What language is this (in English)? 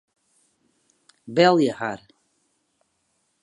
Western Frisian